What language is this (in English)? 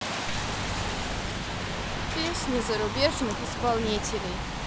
Russian